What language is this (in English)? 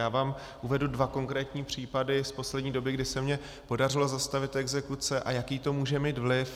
Czech